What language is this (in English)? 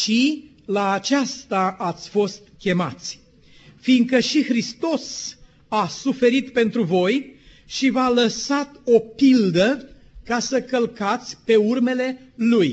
Romanian